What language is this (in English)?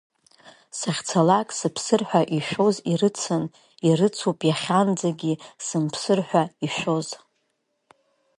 Abkhazian